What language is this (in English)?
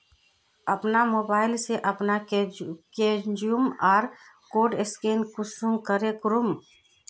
Magahi